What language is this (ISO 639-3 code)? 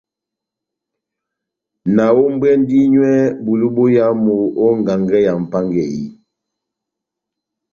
bnm